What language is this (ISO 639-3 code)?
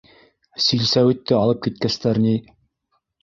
bak